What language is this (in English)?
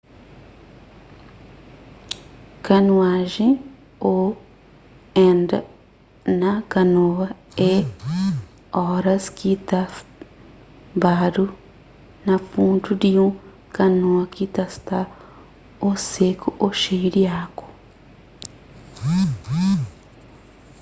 Kabuverdianu